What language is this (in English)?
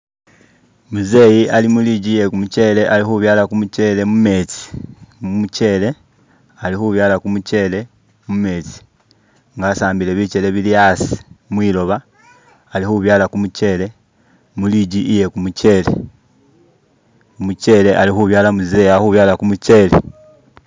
Masaaba